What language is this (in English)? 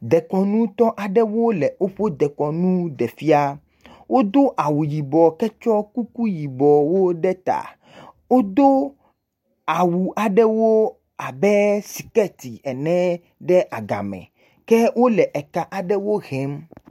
Ewe